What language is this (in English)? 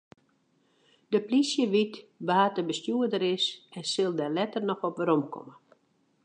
Western Frisian